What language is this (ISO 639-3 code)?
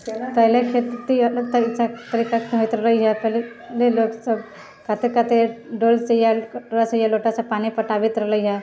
mai